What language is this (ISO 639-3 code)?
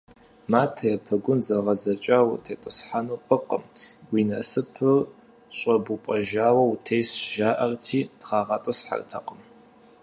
kbd